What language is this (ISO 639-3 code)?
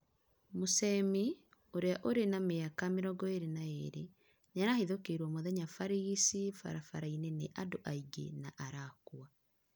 kik